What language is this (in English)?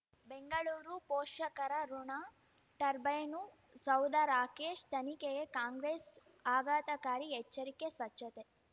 Kannada